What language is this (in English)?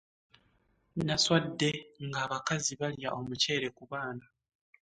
Ganda